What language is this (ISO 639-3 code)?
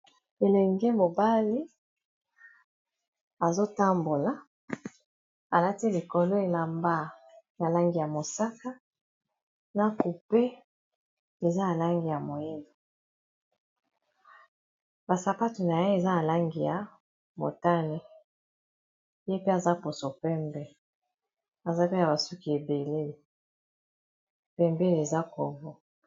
lin